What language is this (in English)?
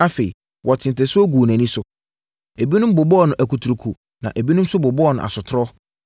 Akan